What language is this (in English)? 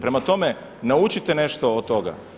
Croatian